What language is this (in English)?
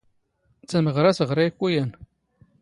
Standard Moroccan Tamazight